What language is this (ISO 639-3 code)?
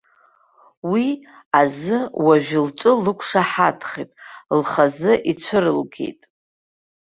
abk